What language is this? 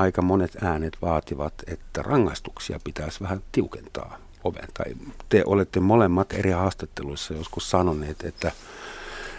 Finnish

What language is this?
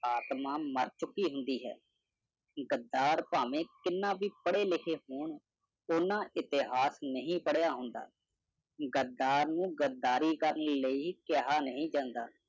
Punjabi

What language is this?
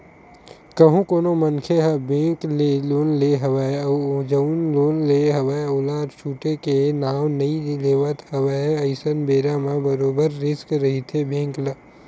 Chhattisgarhi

